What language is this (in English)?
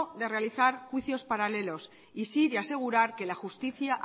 Spanish